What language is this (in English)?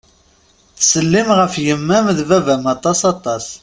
Kabyle